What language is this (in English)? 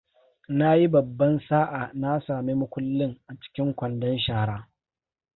Hausa